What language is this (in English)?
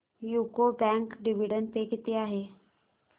Marathi